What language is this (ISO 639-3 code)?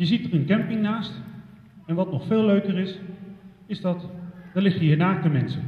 nld